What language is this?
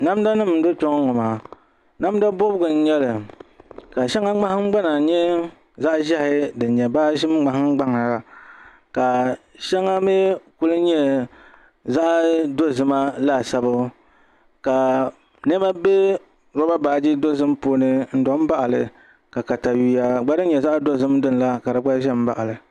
Dagbani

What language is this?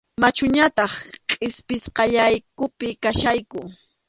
Arequipa-La Unión Quechua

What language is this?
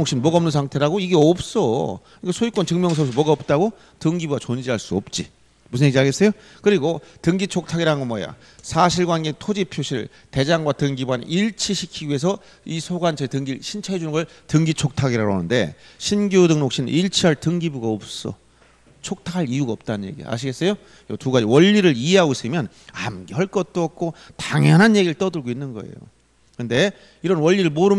Korean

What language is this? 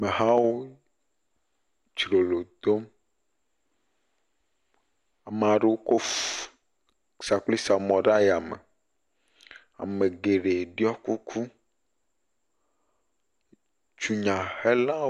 Ewe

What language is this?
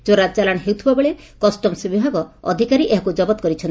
Odia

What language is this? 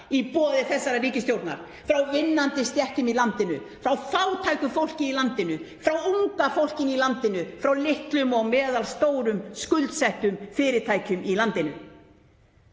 Icelandic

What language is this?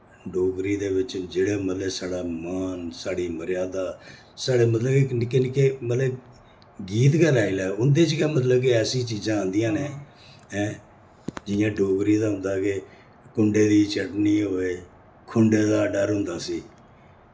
Dogri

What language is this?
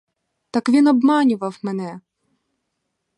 Ukrainian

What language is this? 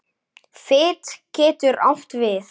Icelandic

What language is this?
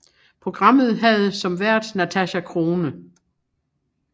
Danish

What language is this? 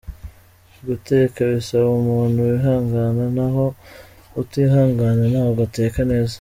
Kinyarwanda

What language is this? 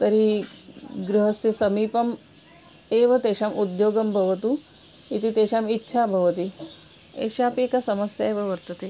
Sanskrit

